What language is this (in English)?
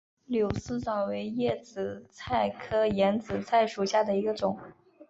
Chinese